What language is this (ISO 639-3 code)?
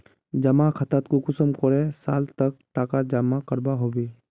mag